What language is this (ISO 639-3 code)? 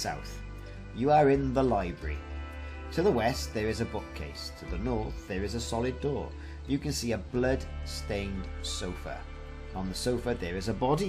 eng